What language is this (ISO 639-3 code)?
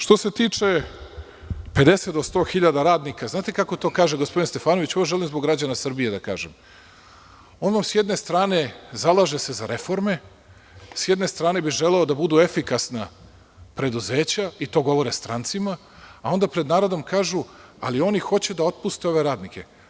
srp